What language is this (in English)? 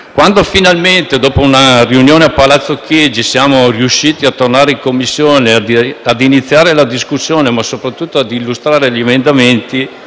Italian